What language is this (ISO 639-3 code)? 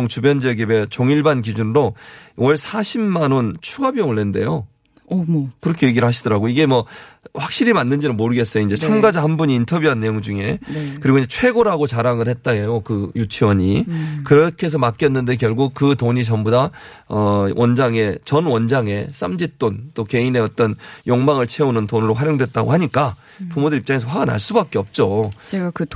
kor